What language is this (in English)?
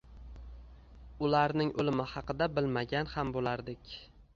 Uzbek